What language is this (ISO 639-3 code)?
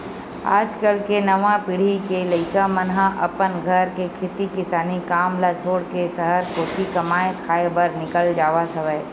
hne